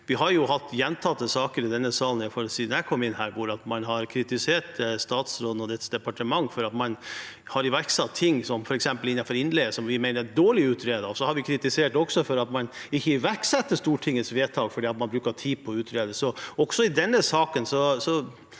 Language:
Norwegian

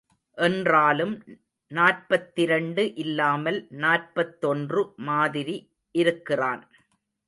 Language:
Tamil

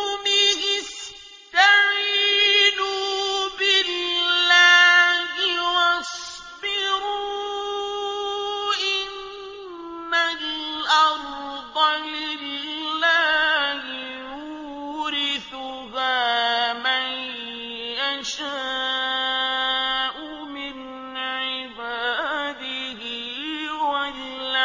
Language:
Arabic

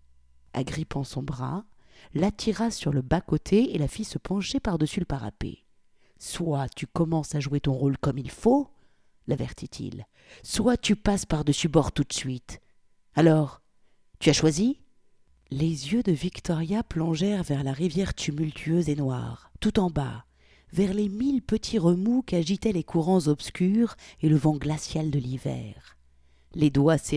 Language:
French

